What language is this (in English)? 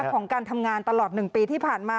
Thai